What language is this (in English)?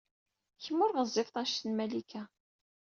Kabyle